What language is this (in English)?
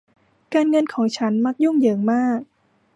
Thai